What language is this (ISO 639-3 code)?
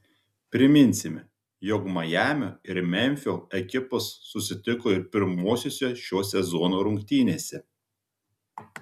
lit